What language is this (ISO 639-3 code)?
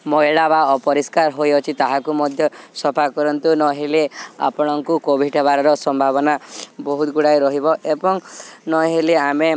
ori